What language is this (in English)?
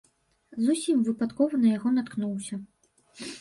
Belarusian